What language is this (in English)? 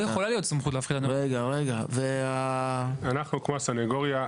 Hebrew